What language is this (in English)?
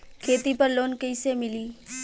Bhojpuri